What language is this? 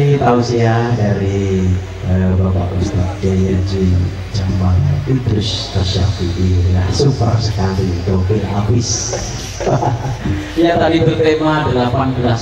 Indonesian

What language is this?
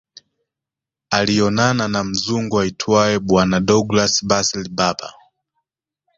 Swahili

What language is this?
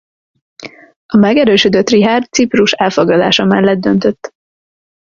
Hungarian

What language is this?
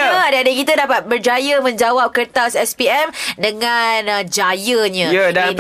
Malay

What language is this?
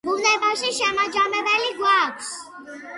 Georgian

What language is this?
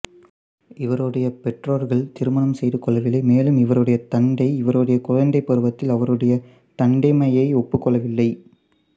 Tamil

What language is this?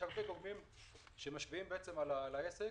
Hebrew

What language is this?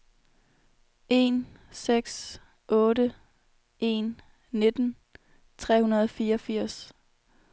Danish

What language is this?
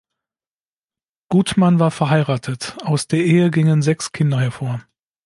German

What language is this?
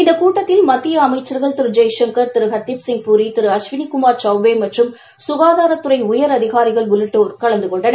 Tamil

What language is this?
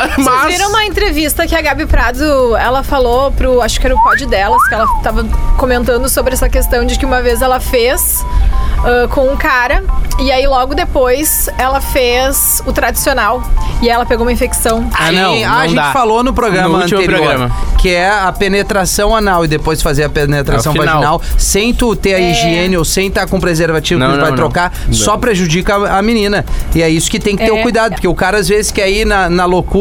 Portuguese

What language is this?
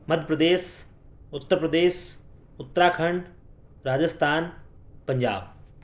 Urdu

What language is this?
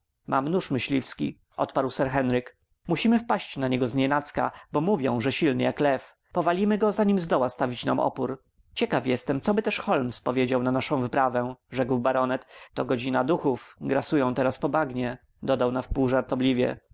Polish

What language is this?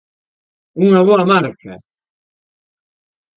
Galician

